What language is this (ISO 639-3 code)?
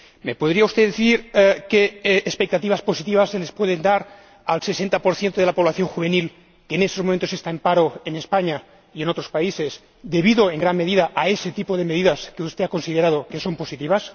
spa